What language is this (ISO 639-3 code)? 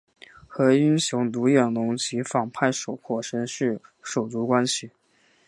zho